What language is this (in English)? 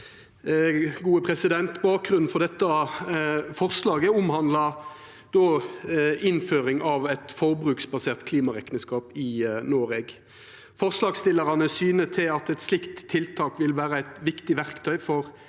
Norwegian